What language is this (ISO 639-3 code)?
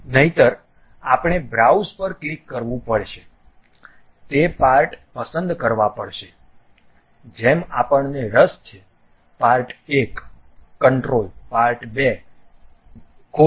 guj